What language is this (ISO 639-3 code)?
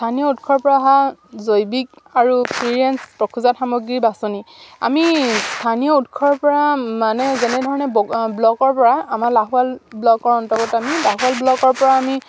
asm